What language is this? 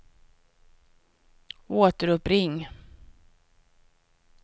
Swedish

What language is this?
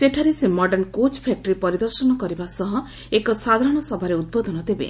Odia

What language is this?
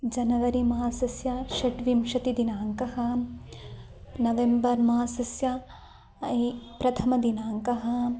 Sanskrit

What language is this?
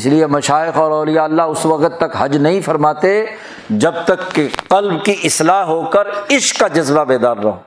Urdu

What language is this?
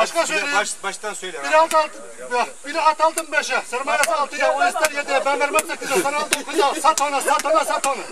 Turkish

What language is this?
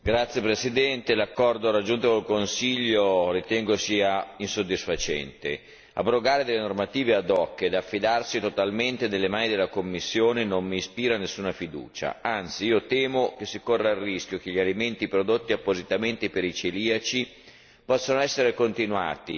Italian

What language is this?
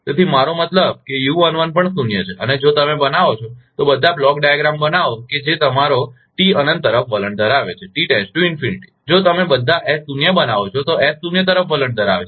Gujarati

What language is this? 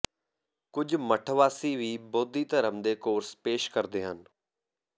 Punjabi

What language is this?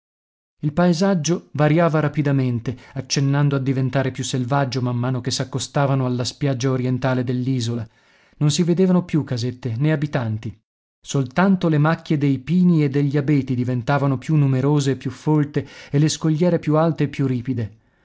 Italian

